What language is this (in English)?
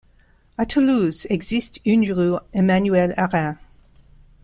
French